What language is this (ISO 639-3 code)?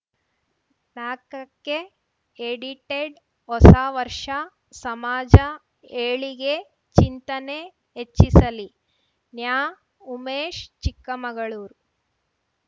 kan